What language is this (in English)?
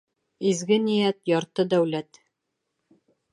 Bashkir